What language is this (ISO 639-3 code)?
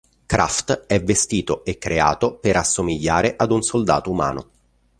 ita